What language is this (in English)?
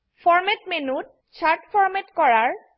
Assamese